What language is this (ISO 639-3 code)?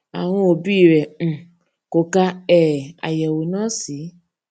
yor